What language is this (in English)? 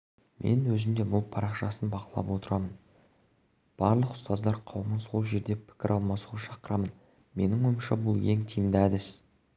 Kazakh